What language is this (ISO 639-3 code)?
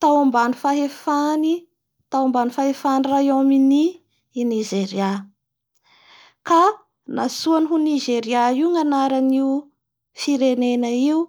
bhr